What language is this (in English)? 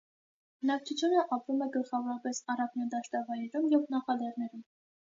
Armenian